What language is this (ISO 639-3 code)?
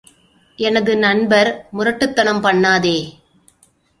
tam